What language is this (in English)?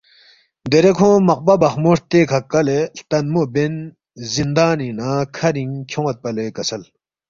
Balti